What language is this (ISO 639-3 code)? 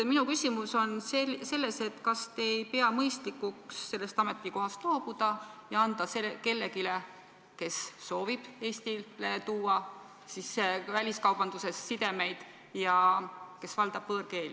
est